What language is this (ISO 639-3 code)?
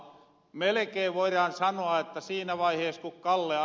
fin